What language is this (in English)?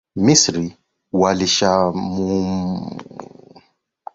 Swahili